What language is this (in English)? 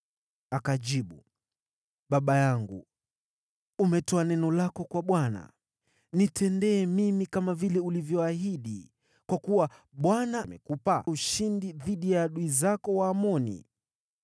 Swahili